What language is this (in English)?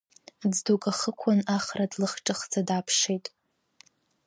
Abkhazian